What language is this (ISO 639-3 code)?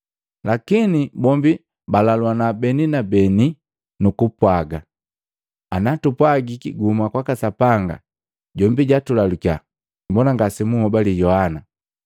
mgv